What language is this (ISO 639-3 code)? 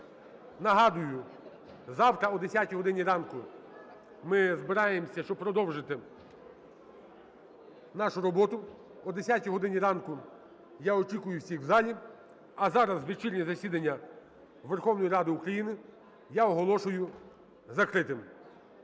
ukr